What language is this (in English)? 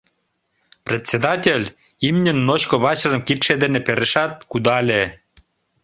Mari